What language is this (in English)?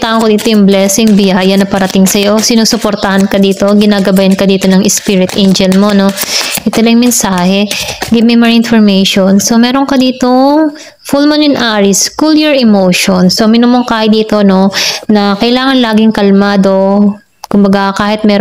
Filipino